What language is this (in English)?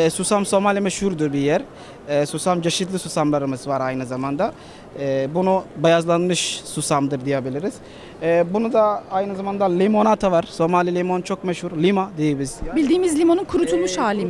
Turkish